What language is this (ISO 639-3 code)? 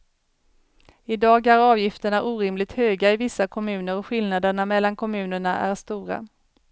swe